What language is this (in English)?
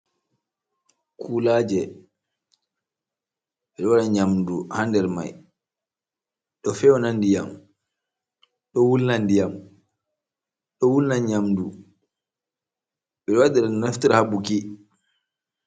Fula